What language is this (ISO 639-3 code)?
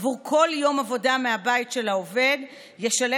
heb